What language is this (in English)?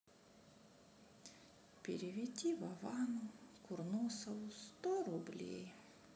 Russian